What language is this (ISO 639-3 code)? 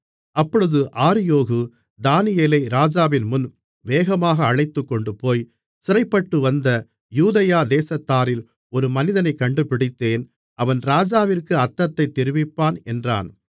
tam